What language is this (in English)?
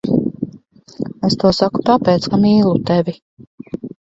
Latvian